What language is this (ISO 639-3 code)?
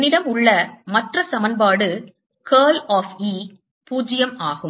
tam